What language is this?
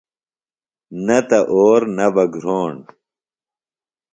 Phalura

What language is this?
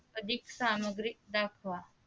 Marathi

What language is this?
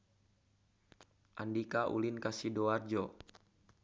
Sundanese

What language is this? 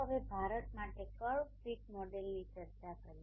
Gujarati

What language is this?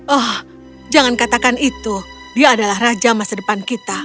Indonesian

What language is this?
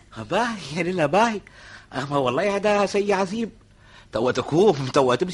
Arabic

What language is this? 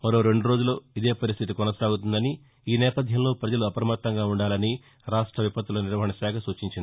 Telugu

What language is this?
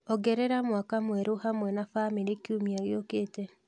Kikuyu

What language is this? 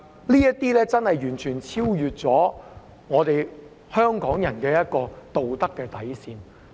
Cantonese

